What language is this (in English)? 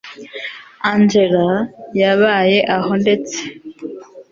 Kinyarwanda